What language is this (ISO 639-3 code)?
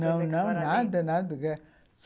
por